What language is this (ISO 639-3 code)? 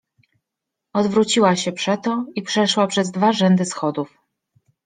pol